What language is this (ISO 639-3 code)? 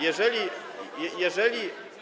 pol